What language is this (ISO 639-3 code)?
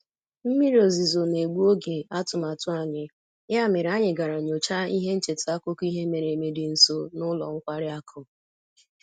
ibo